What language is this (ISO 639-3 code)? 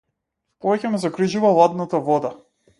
mkd